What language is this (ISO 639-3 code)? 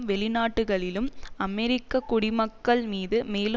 tam